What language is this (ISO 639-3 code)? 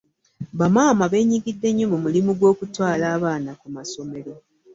lug